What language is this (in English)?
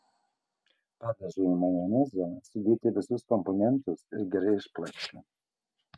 Lithuanian